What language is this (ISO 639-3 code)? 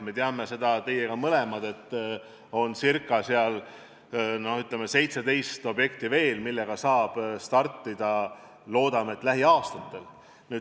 est